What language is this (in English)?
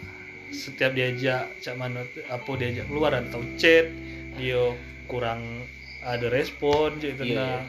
Indonesian